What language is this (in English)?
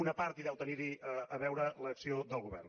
Catalan